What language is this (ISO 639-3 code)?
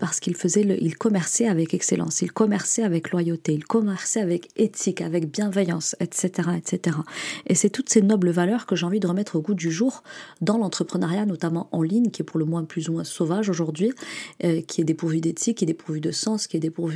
fra